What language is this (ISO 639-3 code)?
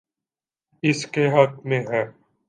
urd